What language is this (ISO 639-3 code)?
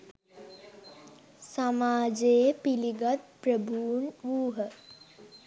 sin